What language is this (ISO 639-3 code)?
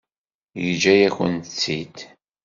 kab